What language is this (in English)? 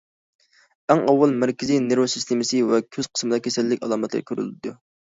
Uyghur